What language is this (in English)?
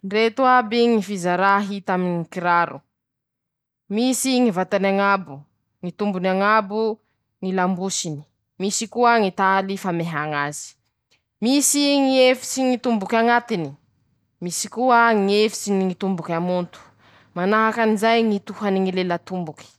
Masikoro Malagasy